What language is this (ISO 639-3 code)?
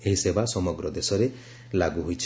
ori